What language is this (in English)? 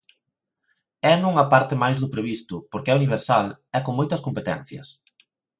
Galician